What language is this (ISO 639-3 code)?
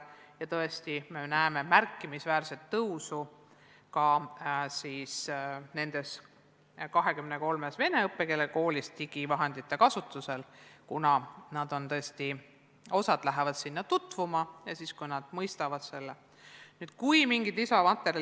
est